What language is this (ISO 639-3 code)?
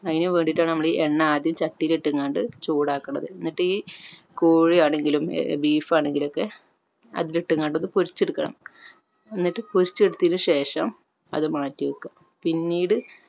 mal